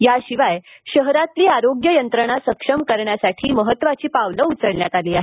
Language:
Marathi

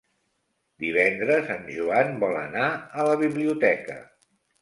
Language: Catalan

